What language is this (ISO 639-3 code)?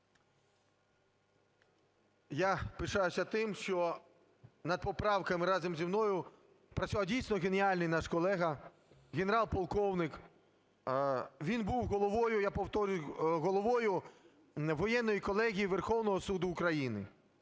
ukr